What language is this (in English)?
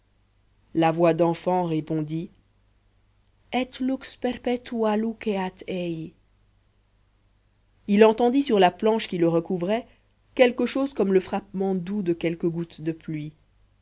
French